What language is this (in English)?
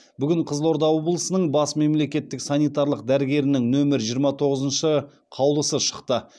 Kazakh